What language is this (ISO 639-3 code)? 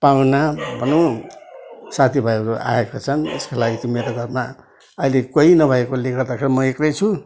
nep